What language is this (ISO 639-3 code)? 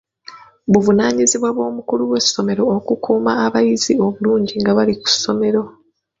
lug